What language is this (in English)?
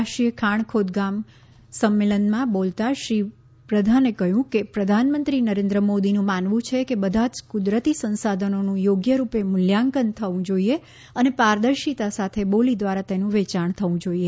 Gujarati